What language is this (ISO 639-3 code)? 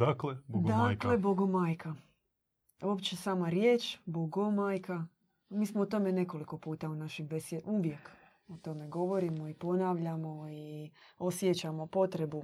hrv